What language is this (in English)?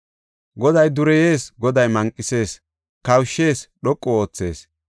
Gofa